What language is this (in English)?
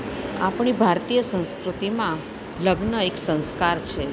Gujarati